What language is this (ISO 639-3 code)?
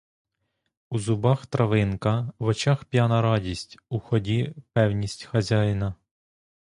ukr